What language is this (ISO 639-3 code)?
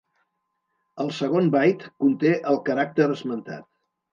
cat